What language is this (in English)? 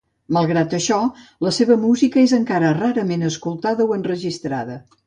Catalan